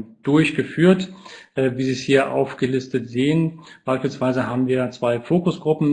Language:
German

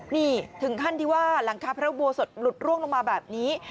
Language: Thai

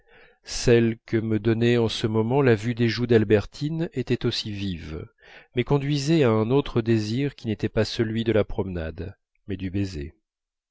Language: French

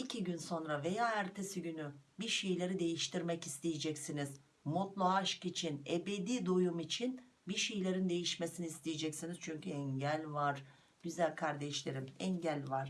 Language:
Turkish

